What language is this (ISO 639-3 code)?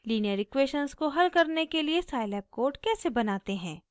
hin